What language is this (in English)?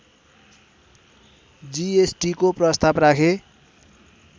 Nepali